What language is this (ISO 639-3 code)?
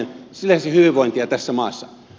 fin